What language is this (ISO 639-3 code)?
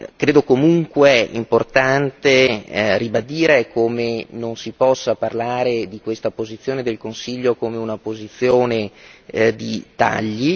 ita